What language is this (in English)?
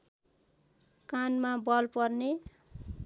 Nepali